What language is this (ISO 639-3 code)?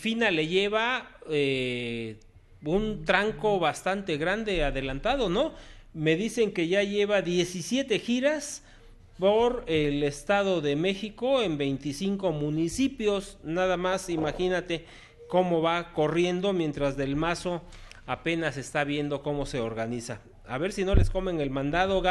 spa